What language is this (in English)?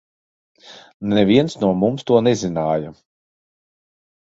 Latvian